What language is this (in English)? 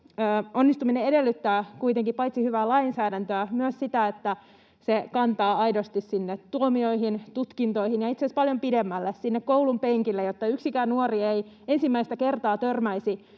Finnish